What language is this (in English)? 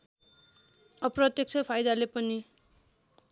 Nepali